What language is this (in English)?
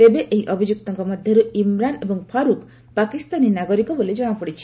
Odia